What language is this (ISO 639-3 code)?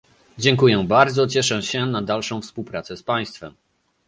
pol